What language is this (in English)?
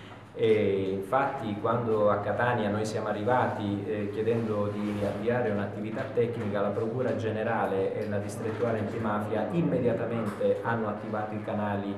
Italian